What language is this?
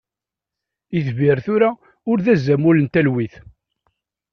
Kabyle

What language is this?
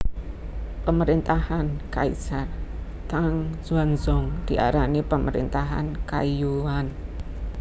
Javanese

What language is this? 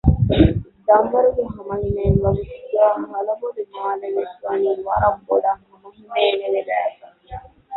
Divehi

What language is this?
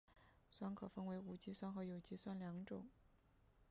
Chinese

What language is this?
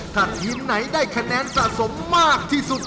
Thai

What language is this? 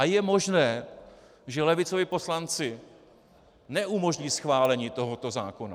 Czech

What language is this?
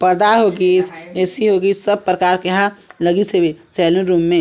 Chhattisgarhi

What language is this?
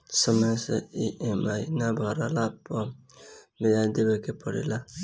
Bhojpuri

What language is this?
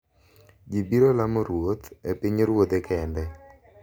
Luo (Kenya and Tanzania)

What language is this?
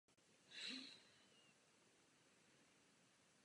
Czech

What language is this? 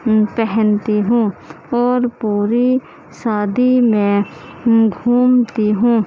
Urdu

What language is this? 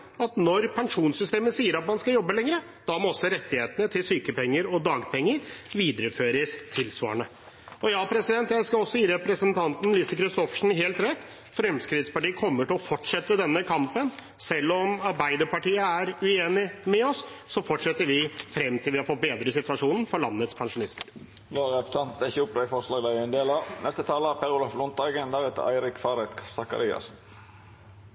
Norwegian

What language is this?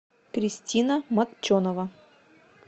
Russian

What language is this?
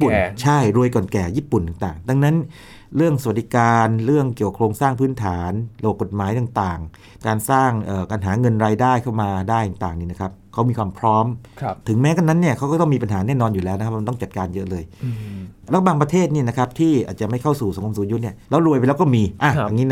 Thai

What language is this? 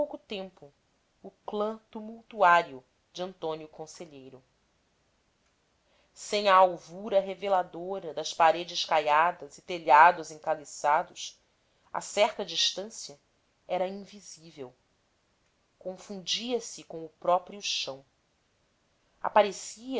Portuguese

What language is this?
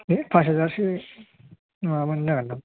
Bodo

